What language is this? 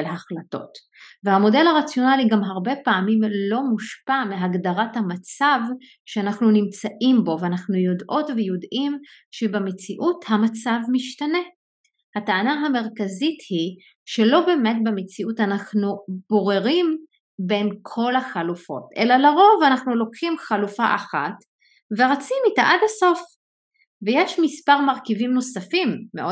Hebrew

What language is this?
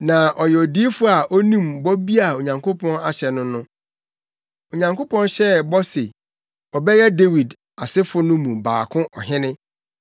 Akan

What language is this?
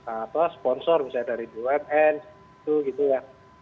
Indonesian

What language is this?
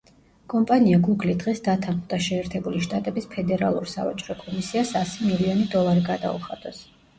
Georgian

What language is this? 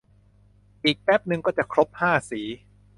Thai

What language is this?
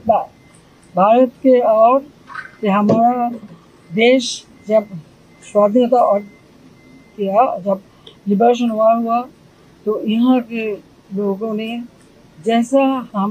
Thai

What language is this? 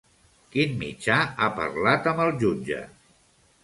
Catalan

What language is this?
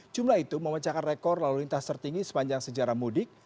Indonesian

